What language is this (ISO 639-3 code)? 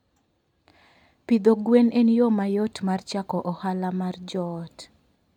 luo